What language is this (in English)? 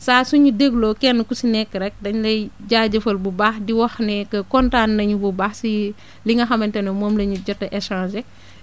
Wolof